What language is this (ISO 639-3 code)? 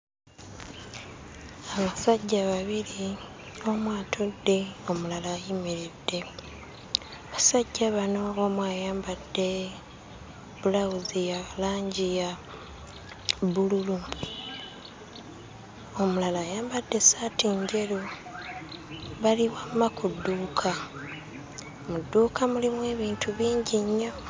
lug